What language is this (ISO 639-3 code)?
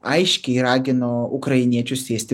lit